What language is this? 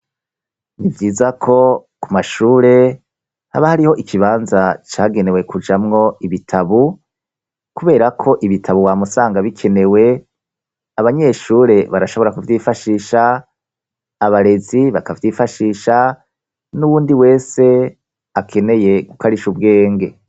Rundi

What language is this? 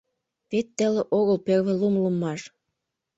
Mari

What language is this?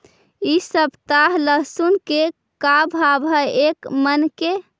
Magahi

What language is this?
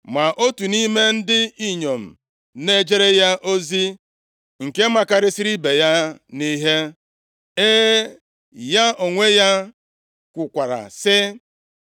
Igbo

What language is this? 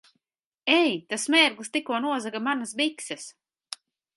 Latvian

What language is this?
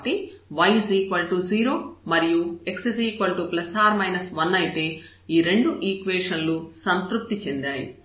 Telugu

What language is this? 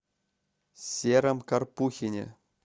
Russian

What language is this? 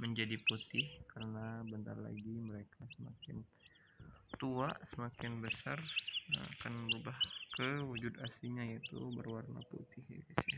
Indonesian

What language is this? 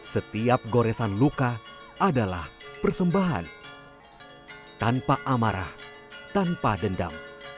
Indonesian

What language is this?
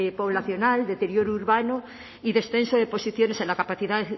Spanish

